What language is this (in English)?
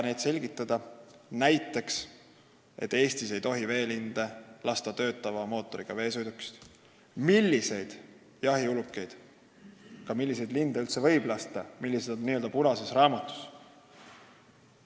Estonian